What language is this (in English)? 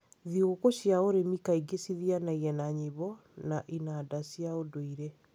Kikuyu